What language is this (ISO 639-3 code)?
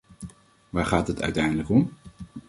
nld